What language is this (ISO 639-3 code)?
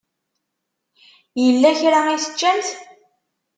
kab